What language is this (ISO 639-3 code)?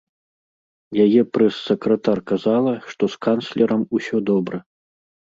bel